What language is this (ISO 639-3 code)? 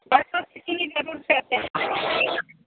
guj